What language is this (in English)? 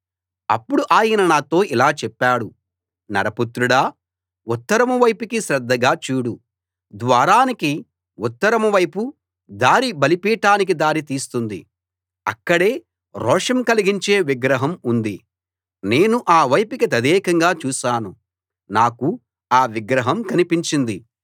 Telugu